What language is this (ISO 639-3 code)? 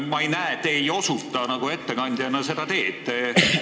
est